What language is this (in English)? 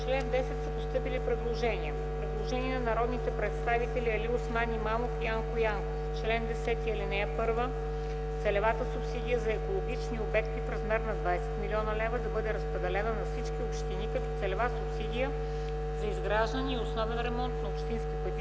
Bulgarian